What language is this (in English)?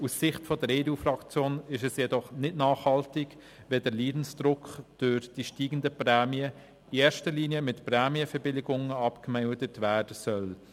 Swiss German